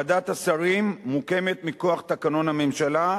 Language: Hebrew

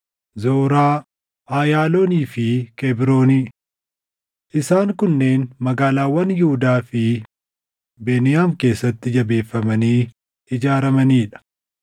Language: Oromo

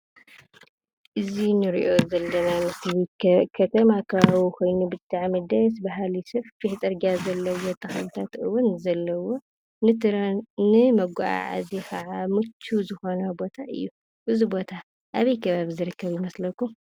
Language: Tigrinya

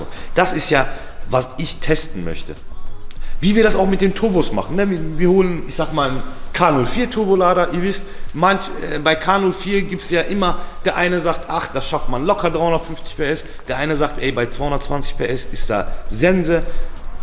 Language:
German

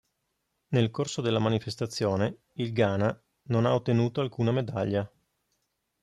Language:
Italian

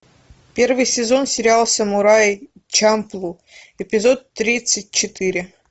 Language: Russian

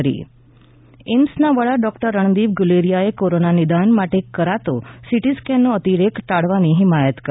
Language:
Gujarati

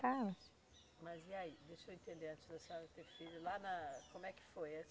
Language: Portuguese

